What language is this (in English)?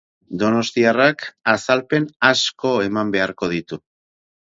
Basque